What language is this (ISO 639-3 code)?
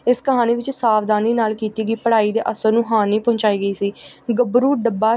pan